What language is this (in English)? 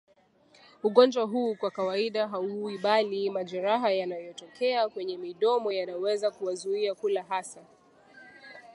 Swahili